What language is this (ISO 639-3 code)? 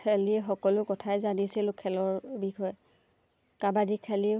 asm